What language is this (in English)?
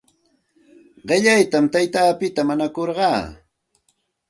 Santa Ana de Tusi Pasco Quechua